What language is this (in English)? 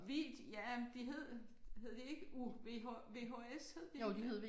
Danish